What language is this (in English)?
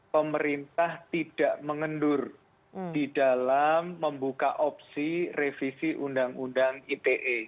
Indonesian